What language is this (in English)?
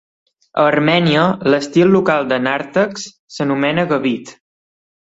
Catalan